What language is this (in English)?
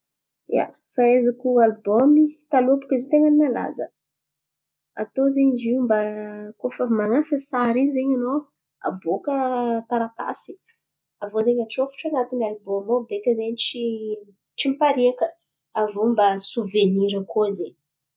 Antankarana Malagasy